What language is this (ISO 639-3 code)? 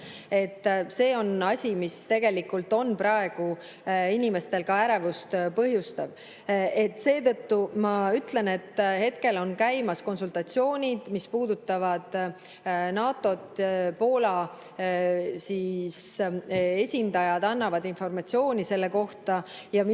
est